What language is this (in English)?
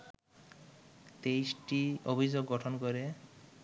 Bangla